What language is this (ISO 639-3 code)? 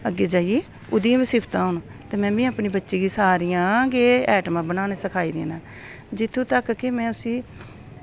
doi